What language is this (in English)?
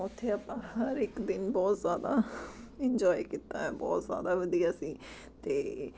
Punjabi